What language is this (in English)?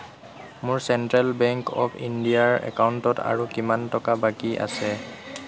Assamese